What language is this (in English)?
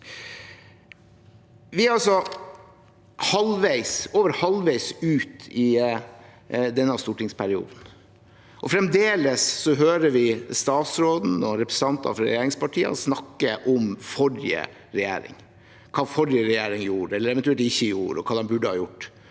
Norwegian